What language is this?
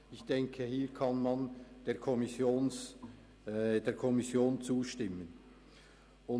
Swiss German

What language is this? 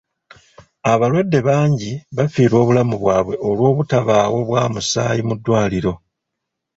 Ganda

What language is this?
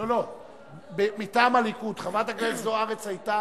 Hebrew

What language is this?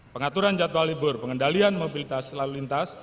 Indonesian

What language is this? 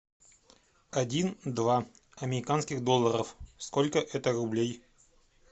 Russian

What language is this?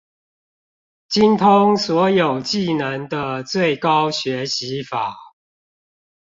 Chinese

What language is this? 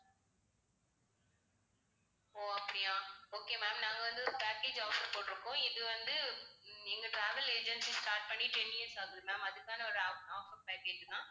Tamil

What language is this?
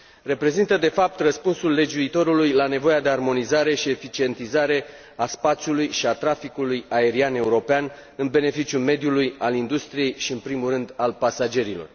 Romanian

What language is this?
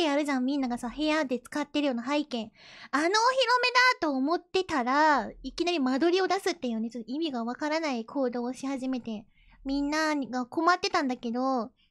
Japanese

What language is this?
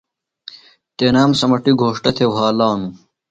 Phalura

